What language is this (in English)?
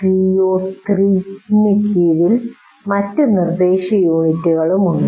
Malayalam